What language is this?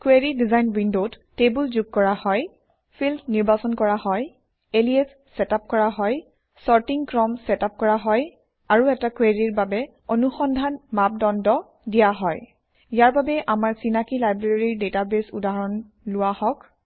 Assamese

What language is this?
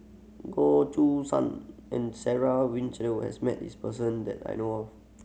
English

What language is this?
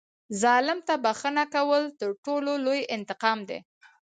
Pashto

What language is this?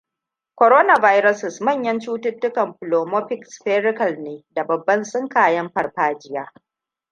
Hausa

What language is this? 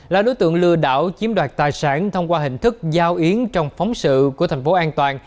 Vietnamese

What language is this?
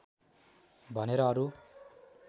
Nepali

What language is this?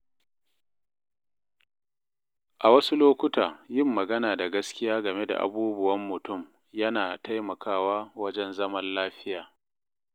Hausa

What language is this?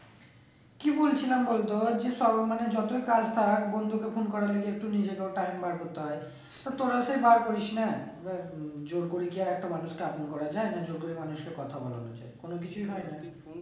Bangla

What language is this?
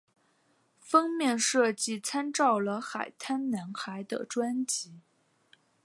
Chinese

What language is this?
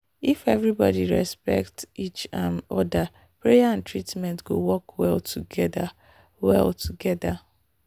Nigerian Pidgin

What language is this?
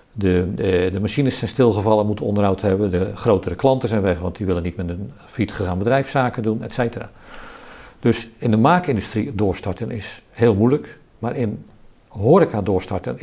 Dutch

